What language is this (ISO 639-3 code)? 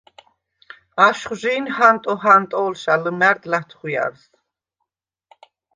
sva